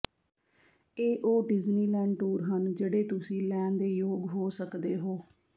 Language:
Punjabi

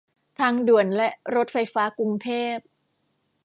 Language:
Thai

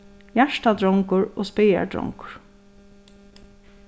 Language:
Faroese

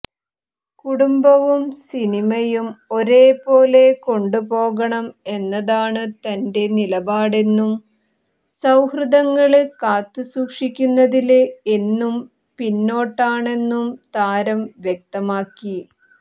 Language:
Malayalam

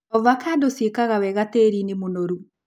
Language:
Kikuyu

